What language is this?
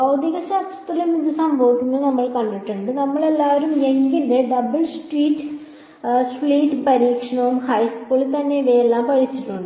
Malayalam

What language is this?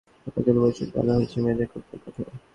Bangla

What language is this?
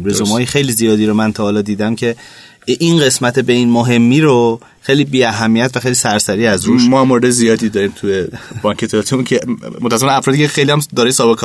Persian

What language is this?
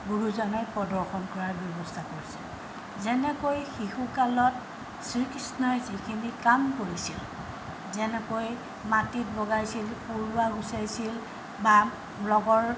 Assamese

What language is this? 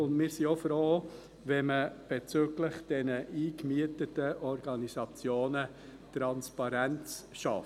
Swiss German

